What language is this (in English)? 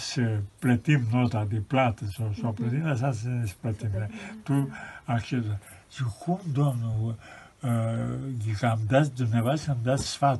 Romanian